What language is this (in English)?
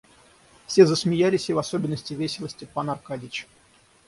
Russian